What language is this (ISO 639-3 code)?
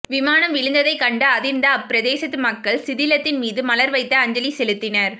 tam